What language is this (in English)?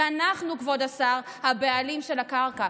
Hebrew